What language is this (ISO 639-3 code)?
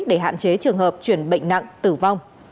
vie